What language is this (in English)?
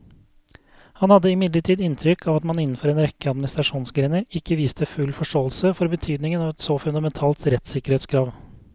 Norwegian